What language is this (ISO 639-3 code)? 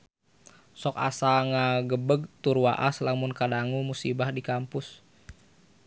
sun